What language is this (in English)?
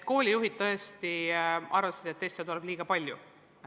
Estonian